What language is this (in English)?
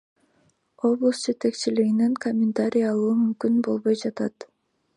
Kyrgyz